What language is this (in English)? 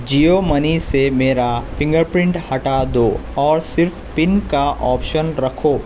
Urdu